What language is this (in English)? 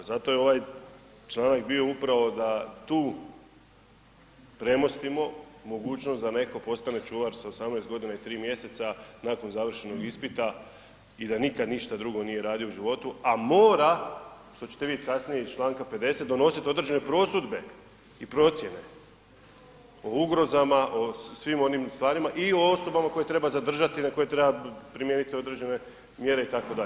Croatian